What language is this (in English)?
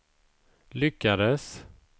Swedish